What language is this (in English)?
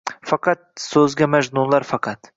Uzbek